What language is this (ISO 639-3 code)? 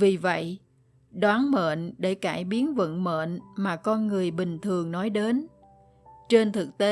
vie